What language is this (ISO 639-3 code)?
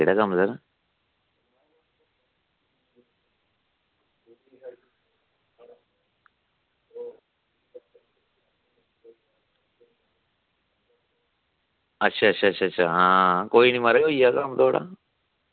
doi